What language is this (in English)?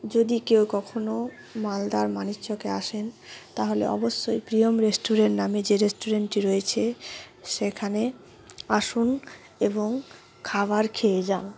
Bangla